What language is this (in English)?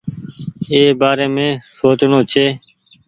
Goaria